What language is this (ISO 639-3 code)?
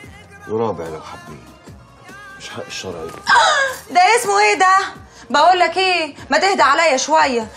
ara